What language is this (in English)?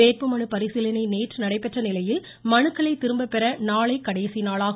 Tamil